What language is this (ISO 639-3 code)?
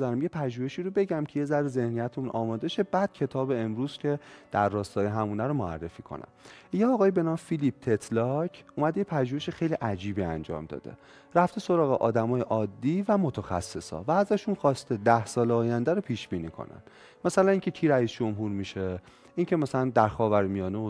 fas